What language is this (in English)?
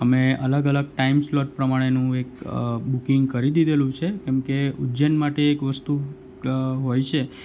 Gujarati